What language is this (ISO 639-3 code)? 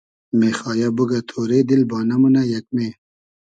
haz